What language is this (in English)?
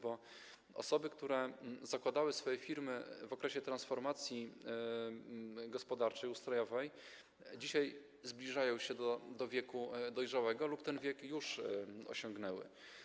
Polish